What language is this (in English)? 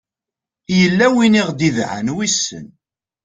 Kabyle